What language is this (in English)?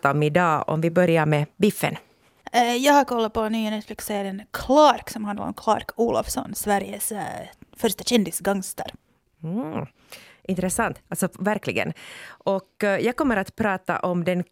Swedish